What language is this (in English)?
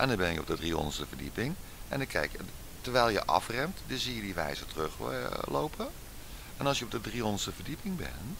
Dutch